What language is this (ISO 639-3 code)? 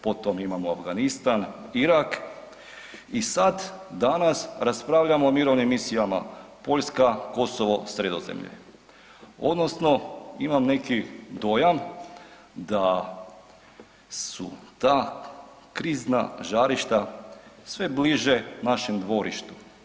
hrv